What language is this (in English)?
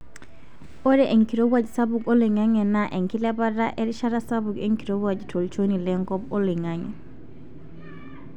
Masai